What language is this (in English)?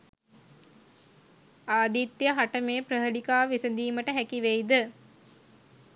Sinhala